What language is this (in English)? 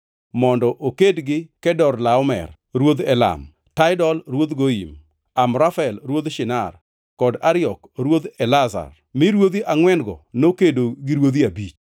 Luo (Kenya and Tanzania)